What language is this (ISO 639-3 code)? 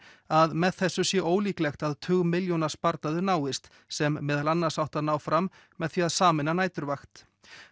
isl